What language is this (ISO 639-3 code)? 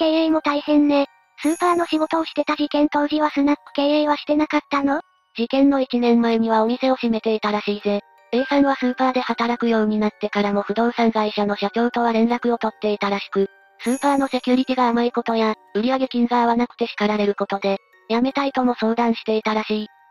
jpn